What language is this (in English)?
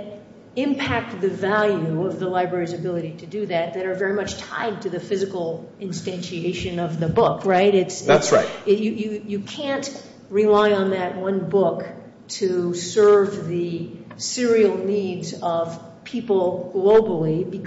English